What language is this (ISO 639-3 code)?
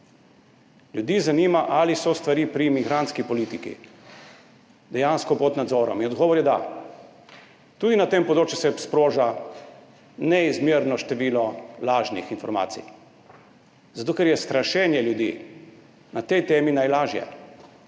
slv